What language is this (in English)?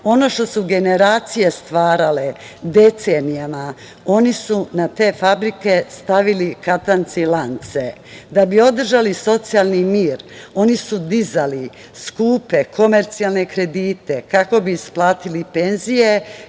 Serbian